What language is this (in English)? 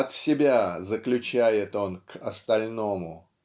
Russian